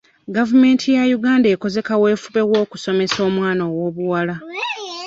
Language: Ganda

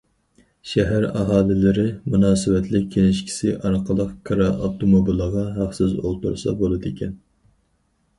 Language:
Uyghur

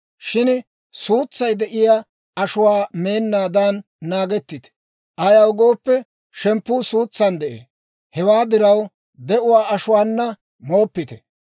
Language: Dawro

